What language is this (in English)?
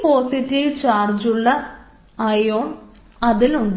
Malayalam